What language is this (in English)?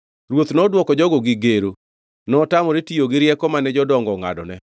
Luo (Kenya and Tanzania)